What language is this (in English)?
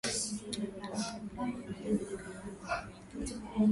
Swahili